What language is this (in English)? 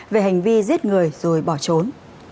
Vietnamese